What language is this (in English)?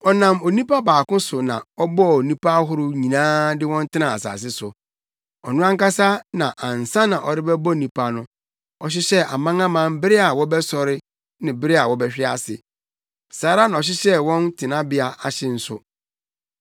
Akan